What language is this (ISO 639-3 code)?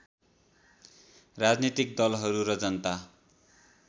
nep